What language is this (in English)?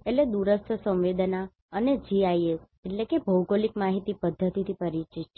Gujarati